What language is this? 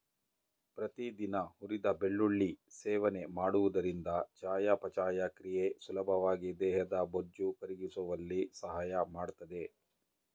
Kannada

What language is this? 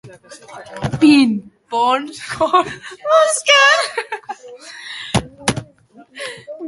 Basque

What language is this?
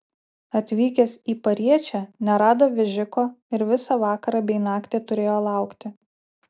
Lithuanian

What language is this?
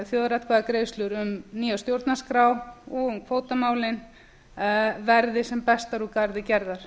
Icelandic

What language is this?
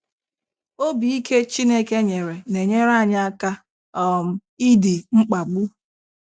Igbo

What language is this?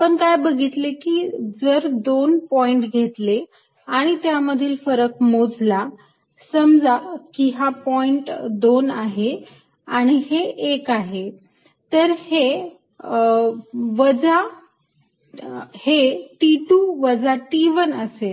Marathi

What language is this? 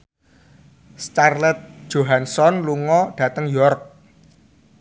Javanese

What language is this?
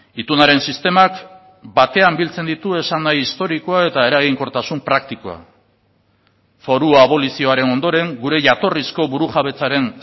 Basque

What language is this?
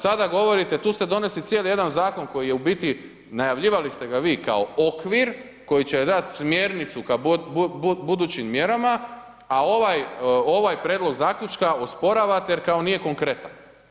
Croatian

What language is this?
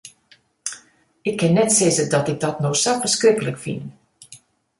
Western Frisian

